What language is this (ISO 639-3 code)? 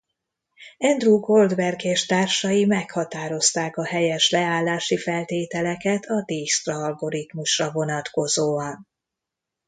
hun